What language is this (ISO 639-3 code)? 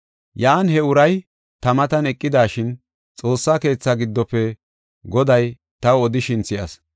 gof